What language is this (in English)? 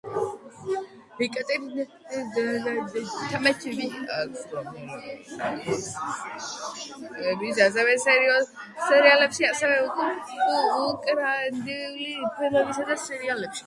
Georgian